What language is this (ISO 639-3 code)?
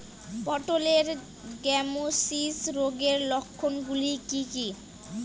ben